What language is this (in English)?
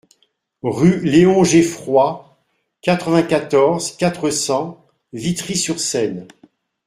French